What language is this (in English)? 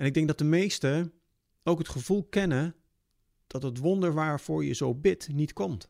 Dutch